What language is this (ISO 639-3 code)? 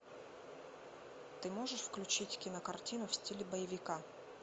rus